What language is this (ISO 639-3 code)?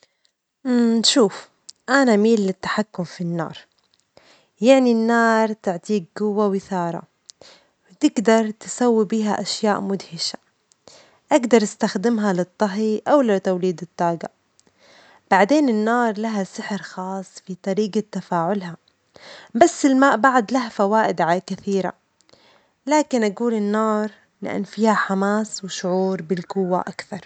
acx